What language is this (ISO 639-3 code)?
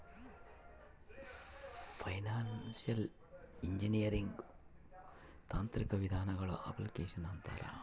kan